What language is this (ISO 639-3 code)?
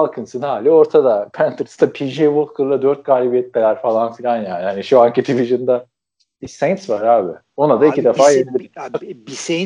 tur